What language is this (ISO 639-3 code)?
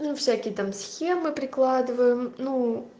rus